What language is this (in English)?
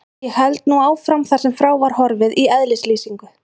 Icelandic